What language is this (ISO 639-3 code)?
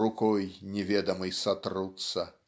rus